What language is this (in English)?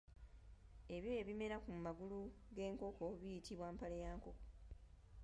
Ganda